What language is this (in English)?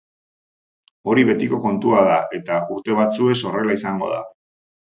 Basque